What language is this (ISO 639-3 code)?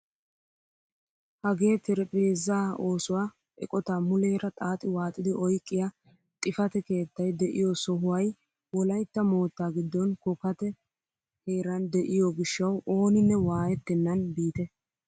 wal